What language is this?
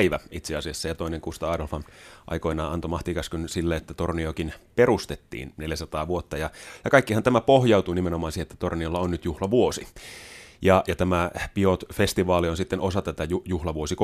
Finnish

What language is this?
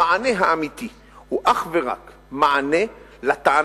Hebrew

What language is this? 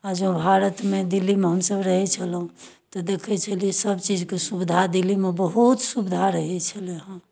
Maithili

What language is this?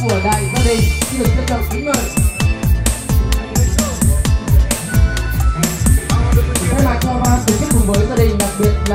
Vietnamese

